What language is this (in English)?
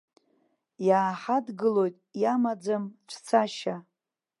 Abkhazian